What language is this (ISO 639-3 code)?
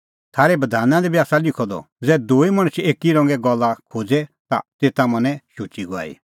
kfx